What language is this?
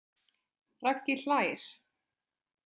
Icelandic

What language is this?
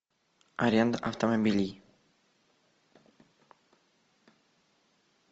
Russian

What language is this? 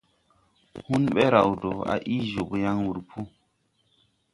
Tupuri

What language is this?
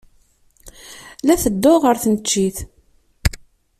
Kabyle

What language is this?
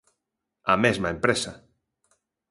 Galician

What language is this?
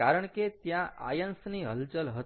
Gujarati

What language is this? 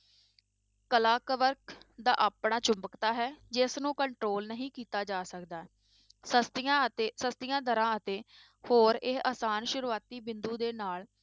Punjabi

